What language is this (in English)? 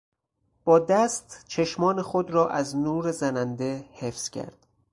Persian